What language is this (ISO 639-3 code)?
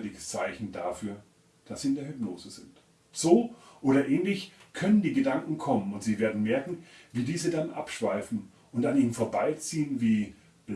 deu